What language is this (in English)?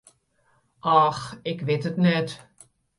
Western Frisian